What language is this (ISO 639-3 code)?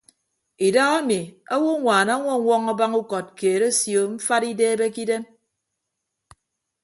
ibb